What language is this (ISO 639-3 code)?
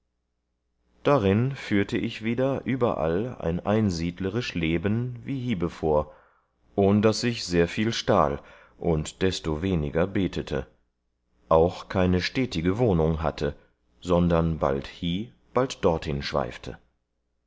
deu